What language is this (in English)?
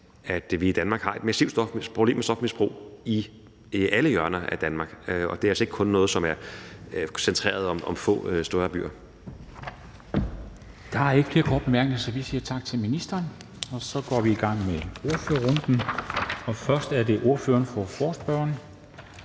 Danish